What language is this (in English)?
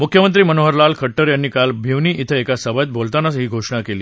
Marathi